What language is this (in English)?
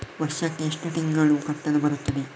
Kannada